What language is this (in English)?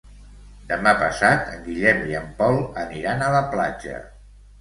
Catalan